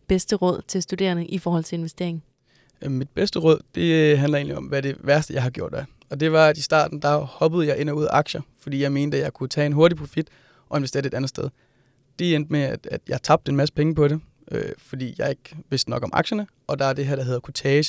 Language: Danish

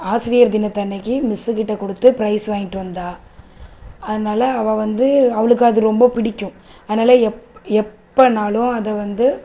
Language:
Tamil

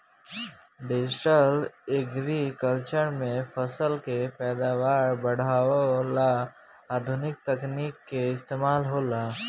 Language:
Bhojpuri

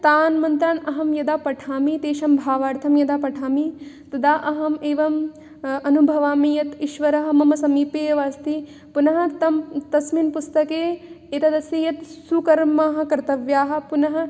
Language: Sanskrit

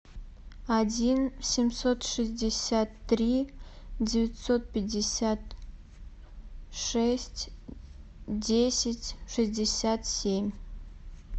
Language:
Russian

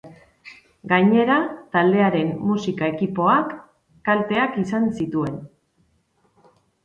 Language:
Basque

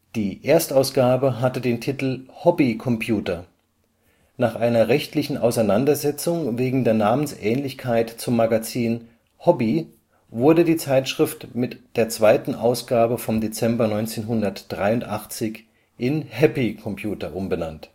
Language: German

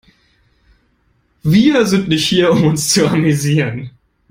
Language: German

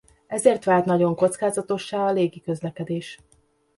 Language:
Hungarian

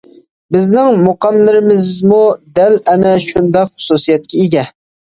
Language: Uyghur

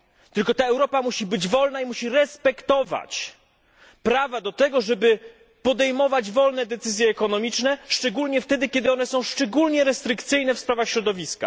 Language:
Polish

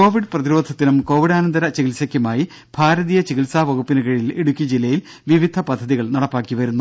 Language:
Malayalam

